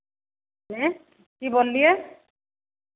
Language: Maithili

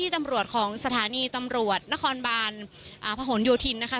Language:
Thai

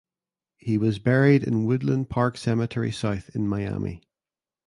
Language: English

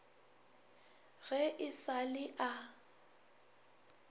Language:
Northern Sotho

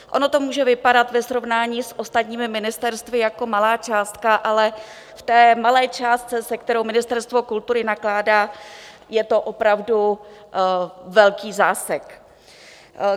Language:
Czech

